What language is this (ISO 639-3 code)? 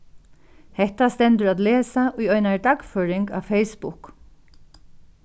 fao